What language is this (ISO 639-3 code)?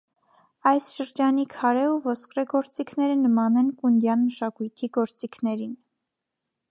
hye